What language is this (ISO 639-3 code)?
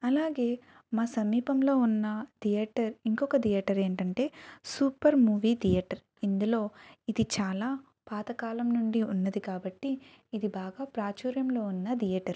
tel